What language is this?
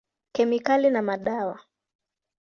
Swahili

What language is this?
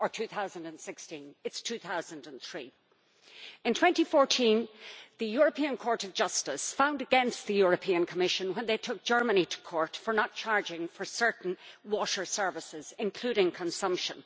English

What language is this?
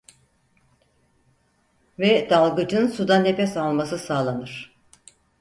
Turkish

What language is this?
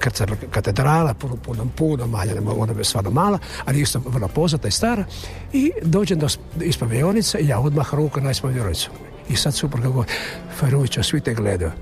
Croatian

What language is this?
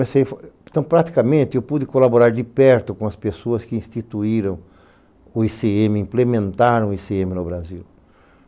Portuguese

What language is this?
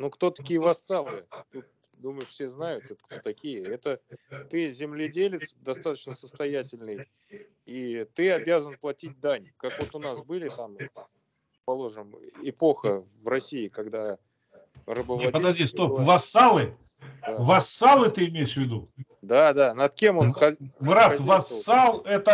Russian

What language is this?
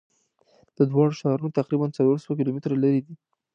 Pashto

